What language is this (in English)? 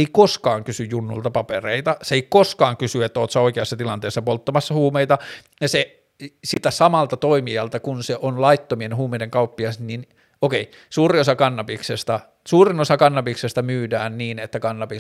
Finnish